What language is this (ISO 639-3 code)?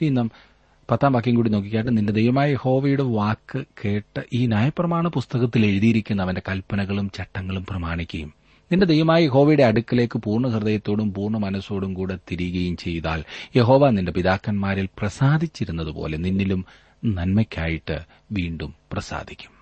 mal